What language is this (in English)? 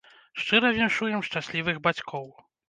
Belarusian